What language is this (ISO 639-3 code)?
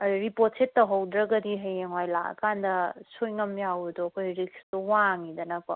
mni